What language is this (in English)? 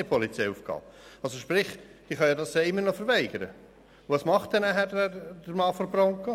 Swiss German